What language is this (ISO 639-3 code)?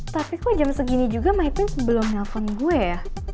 ind